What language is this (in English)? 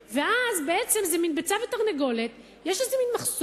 Hebrew